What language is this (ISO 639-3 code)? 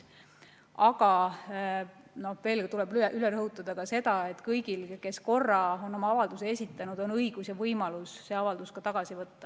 est